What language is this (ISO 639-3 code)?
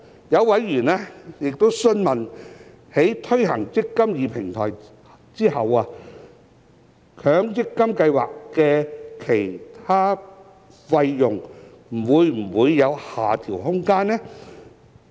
yue